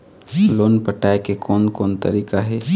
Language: Chhattisgarhi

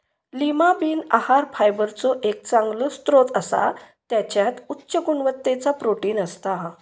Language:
Marathi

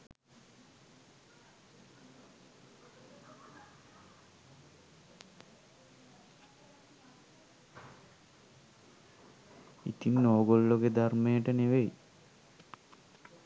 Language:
Sinhala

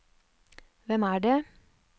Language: Norwegian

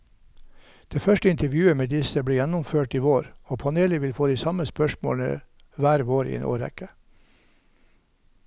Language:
Norwegian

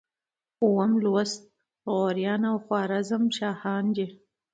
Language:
Pashto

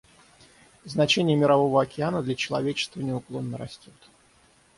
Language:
Russian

